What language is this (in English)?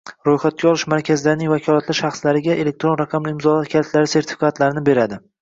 Uzbek